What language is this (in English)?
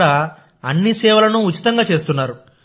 Telugu